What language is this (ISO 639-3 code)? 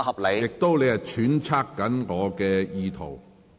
yue